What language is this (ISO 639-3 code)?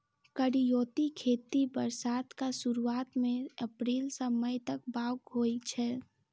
mai